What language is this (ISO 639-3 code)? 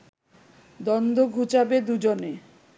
ben